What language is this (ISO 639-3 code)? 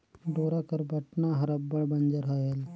hne